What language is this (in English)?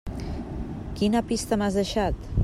Catalan